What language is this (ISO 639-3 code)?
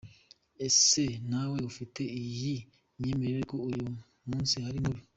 kin